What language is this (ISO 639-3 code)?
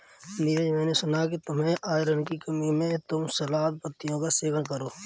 hin